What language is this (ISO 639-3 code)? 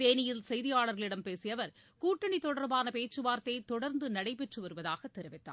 tam